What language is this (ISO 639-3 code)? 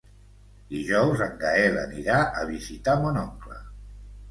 cat